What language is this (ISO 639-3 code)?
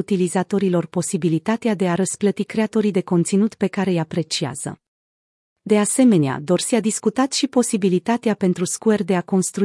ron